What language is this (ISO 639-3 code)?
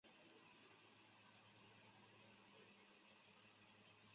zho